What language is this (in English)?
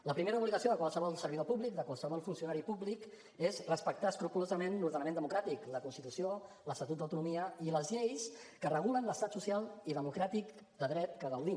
Catalan